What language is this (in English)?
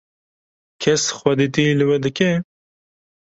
Kurdish